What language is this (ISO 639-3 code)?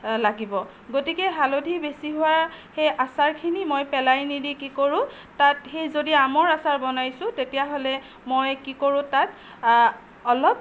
asm